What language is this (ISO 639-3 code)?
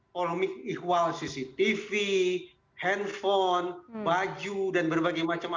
ind